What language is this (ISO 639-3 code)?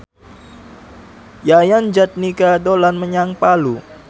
jav